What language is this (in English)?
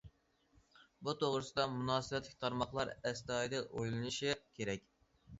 Uyghur